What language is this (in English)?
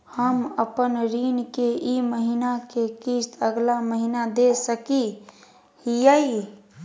Magahi